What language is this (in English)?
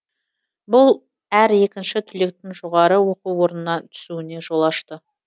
Kazakh